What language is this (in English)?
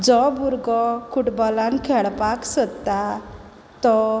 Konkani